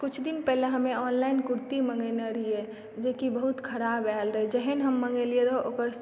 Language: Maithili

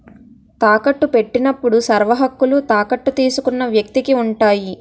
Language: Telugu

